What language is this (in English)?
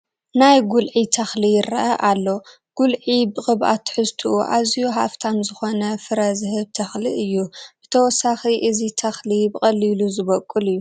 Tigrinya